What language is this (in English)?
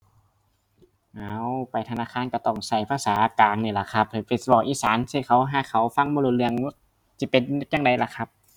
Thai